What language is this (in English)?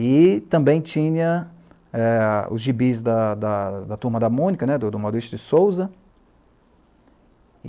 Portuguese